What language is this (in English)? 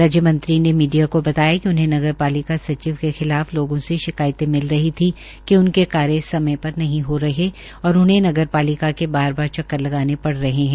Hindi